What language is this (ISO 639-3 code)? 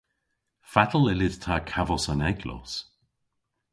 cor